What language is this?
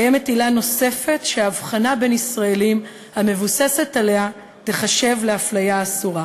Hebrew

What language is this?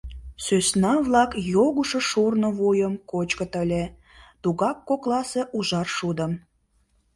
Mari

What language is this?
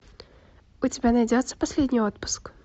Russian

